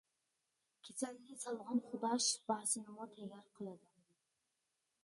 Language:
Uyghur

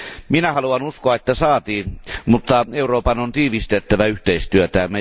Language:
Finnish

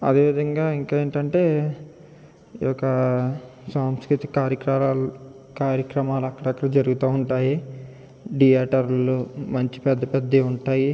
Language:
Telugu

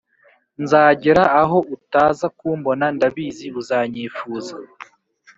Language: Kinyarwanda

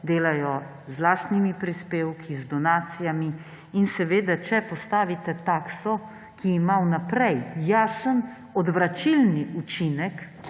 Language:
Slovenian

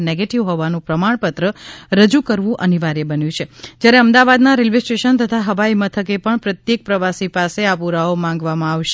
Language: Gujarati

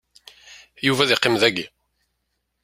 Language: Kabyle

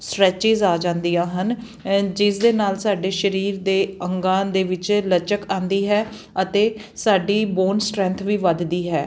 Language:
Punjabi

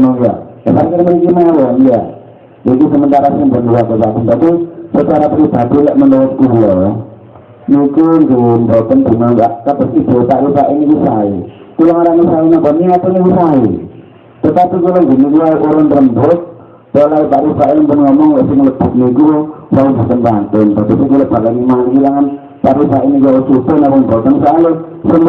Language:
Indonesian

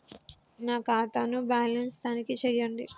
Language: Telugu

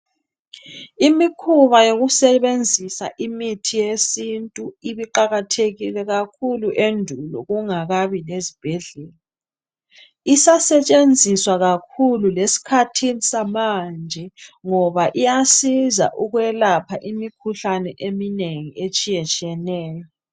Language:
North Ndebele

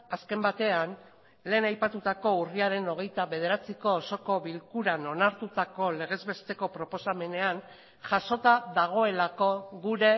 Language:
Basque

